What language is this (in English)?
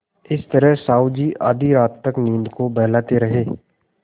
Hindi